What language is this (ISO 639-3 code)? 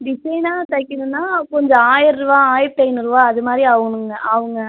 tam